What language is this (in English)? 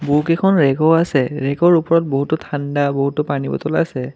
Assamese